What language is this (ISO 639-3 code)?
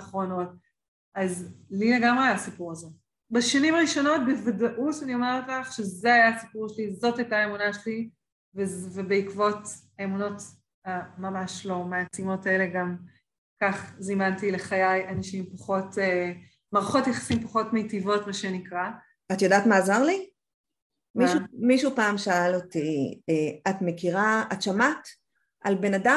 heb